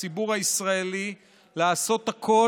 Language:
Hebrew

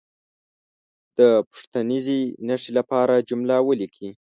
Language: Pashto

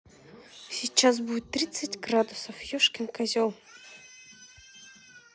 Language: Russian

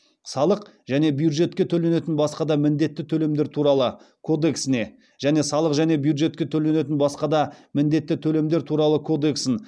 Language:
Kazakh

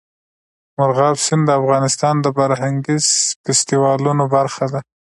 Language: Pashto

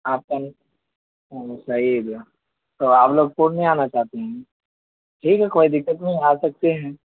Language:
Urdu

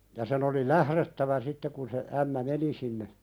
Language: Finnish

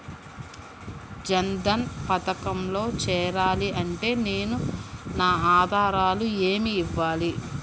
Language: Telugu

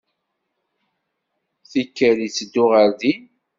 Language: Kabyle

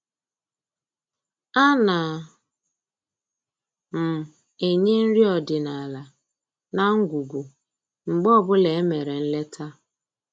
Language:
Igbo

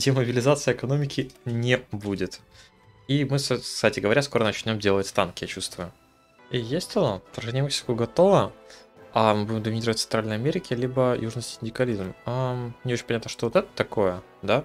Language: Russian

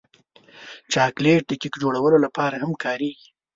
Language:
Pashto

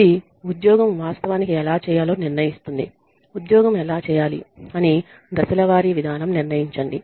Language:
Telugu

